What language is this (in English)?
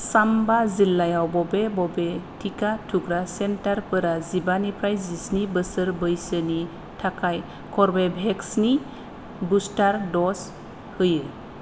Bodo